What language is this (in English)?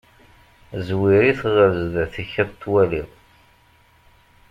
Kabyle